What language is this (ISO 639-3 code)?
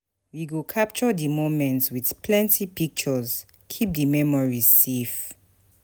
pcm